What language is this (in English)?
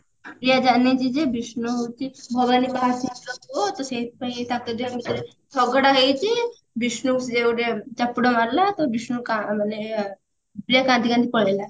Odia